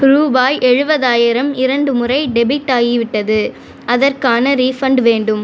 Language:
Tamil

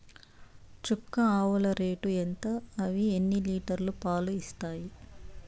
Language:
Telugu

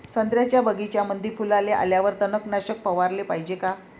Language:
Marathi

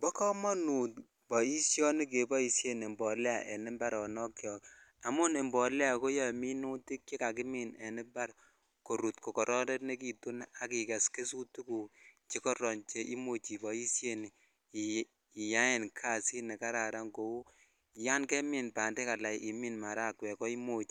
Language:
Kalenjin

